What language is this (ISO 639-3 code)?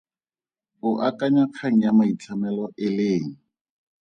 tsn